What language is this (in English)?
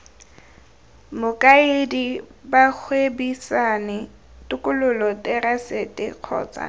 Tswana